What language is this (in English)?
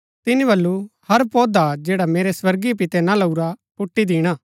Gaddi